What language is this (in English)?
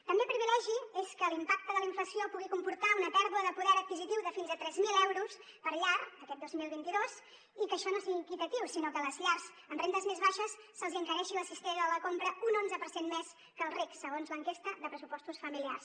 Catalan